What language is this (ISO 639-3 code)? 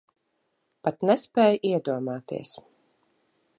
lav